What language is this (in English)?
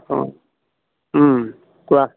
Assamese